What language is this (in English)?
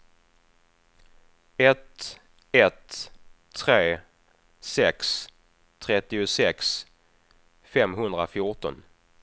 Swedish